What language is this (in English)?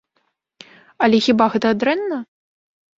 Belarusian